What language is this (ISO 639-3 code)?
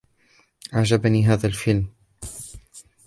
ara